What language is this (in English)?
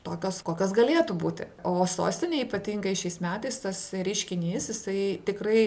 Lithuanian